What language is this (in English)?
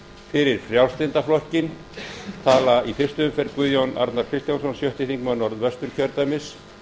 Icelandic